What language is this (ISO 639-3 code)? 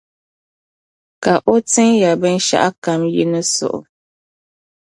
dag